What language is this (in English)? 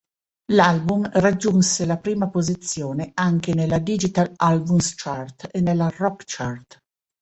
Italian